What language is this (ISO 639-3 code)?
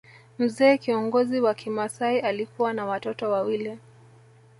swa